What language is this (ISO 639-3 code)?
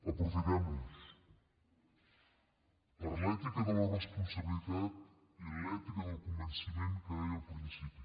cat